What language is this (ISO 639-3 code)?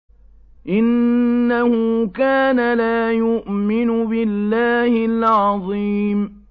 ara